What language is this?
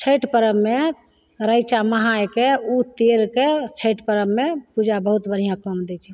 Maithili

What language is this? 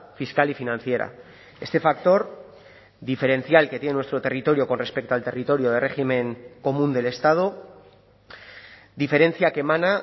Spanish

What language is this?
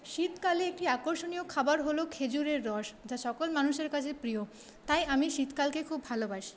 Bangla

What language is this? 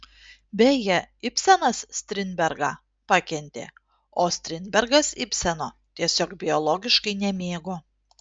Lithuanian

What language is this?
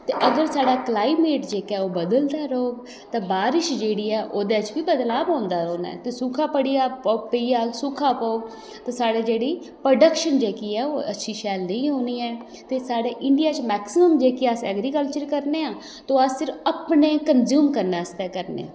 Dogri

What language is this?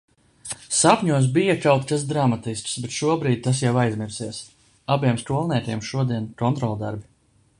Latvian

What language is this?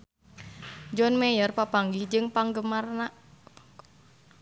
Sundanese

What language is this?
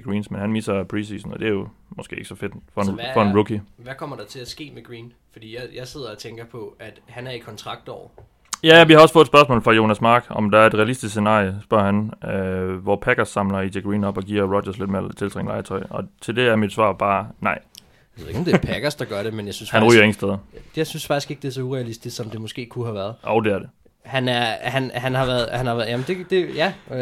Danish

